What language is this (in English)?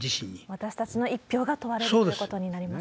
Japanese